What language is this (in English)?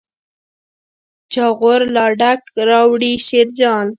Pashto